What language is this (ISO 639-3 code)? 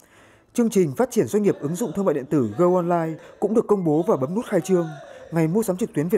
vie